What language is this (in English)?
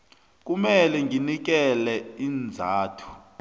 South Ndebele